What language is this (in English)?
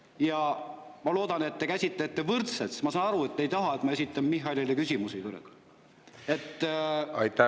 Estonian